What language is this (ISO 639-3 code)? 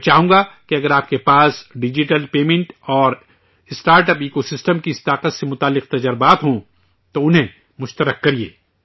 urd